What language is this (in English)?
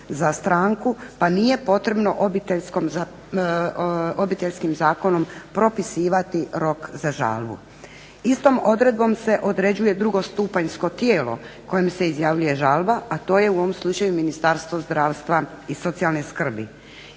Croatian